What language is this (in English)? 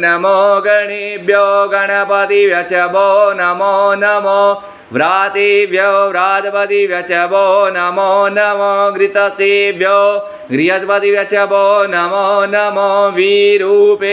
Hindi